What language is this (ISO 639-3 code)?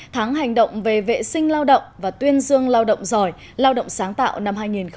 vie